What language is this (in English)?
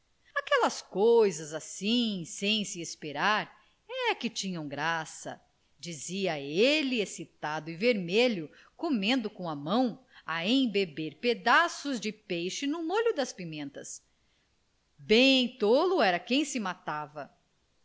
Portuguese